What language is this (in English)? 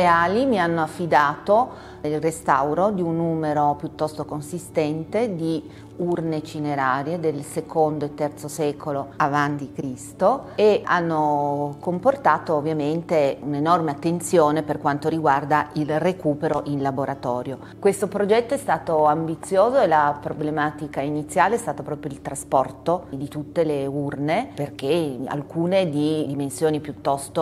Italian